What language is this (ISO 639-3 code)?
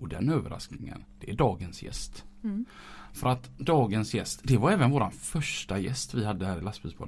swe